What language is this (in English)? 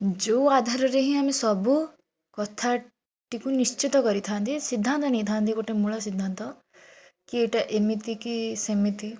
Odia